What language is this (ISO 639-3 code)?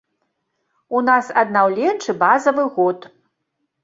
bel